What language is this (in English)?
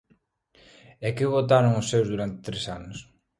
Galician